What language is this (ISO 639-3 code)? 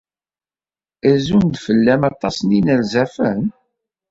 kab